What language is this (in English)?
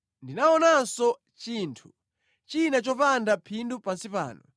Nyanja